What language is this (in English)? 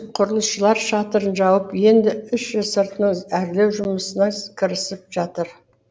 Kazakh